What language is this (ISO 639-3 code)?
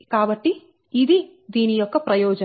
tel